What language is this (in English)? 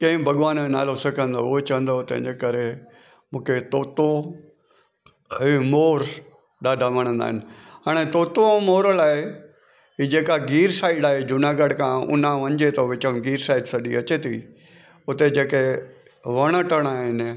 Sindhi